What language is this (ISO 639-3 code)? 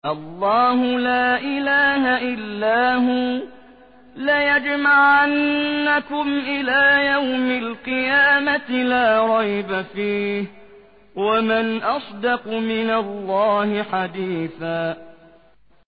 ara